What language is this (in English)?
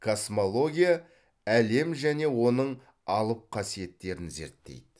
Kazakh